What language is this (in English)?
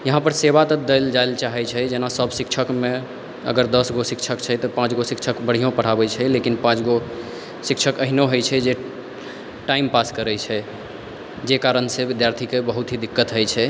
Maithili